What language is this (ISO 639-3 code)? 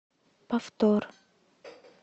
rus